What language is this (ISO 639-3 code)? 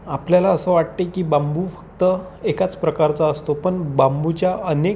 mar